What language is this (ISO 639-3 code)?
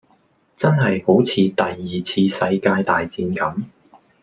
yue